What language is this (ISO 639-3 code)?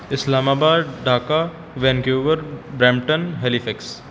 pan